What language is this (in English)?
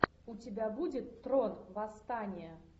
Russian